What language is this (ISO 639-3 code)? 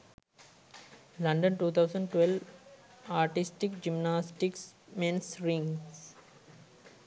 sin